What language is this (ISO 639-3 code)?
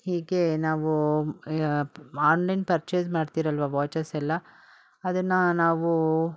kan